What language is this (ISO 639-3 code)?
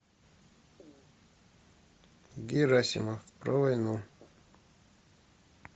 rus